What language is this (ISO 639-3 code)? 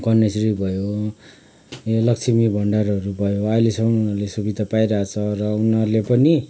nep